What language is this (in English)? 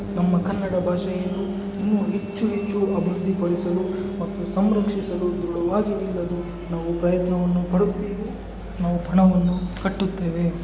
Kannada